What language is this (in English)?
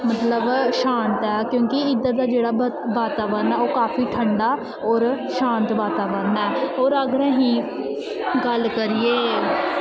Dogri